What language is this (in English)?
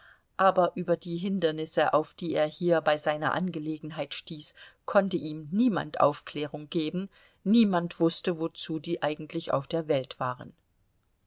German